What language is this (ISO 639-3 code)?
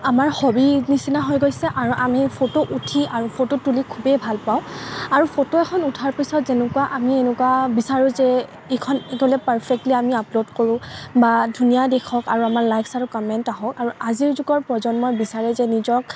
asm